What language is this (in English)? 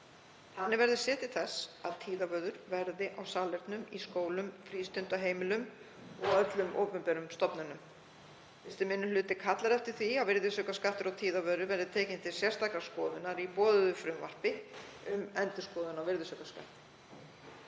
Icelandic